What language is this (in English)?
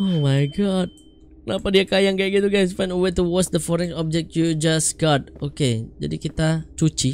Indonesian